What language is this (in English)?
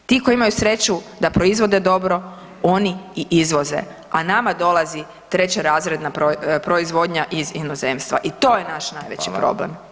Croatian